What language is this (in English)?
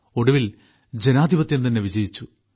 Malayalam